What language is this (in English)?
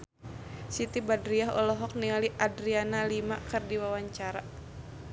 Sundanese